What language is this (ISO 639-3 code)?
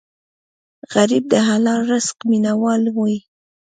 pus